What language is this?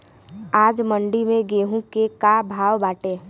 Bhojpuri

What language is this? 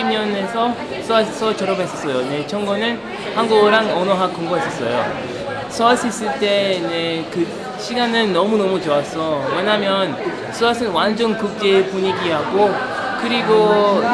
Korean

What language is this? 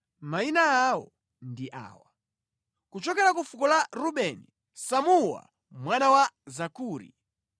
Nyanja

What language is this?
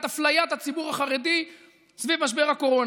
Hebrew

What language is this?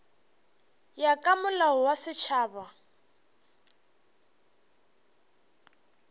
Northern Sotho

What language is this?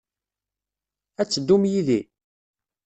Kabyle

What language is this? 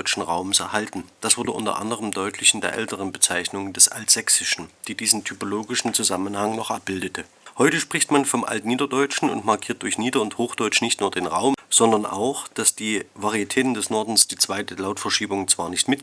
German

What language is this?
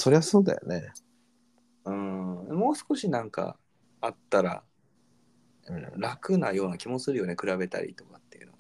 Japanese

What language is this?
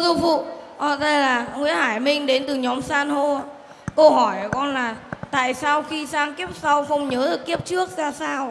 Vietnamese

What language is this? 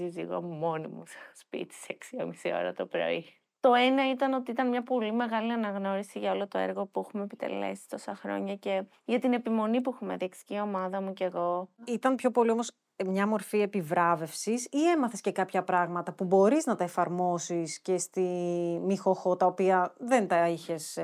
Greek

